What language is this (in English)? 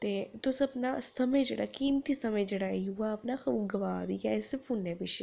Dogri